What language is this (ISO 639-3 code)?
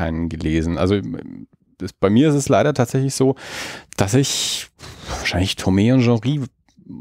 deu